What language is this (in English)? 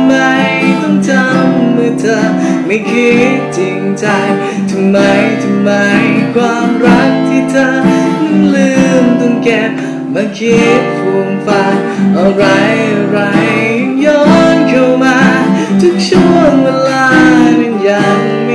Thai